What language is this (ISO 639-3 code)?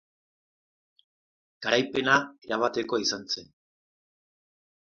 eus